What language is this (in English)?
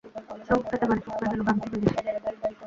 Bangla